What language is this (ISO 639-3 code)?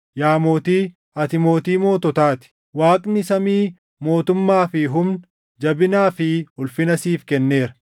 orm